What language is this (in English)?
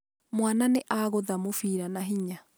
Kikuyu